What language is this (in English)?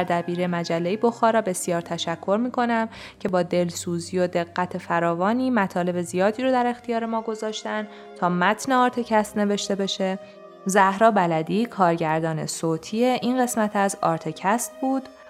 Persian